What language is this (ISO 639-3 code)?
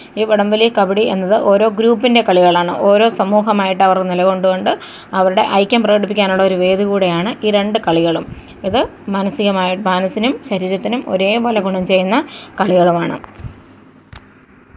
mal